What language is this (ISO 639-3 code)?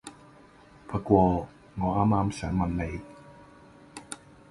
yue